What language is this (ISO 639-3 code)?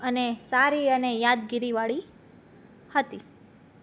guj